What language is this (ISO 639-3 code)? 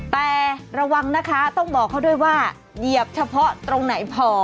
tha